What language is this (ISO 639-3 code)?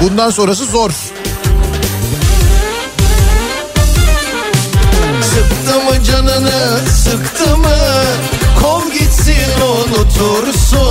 tur